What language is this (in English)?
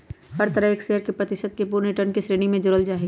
Magahi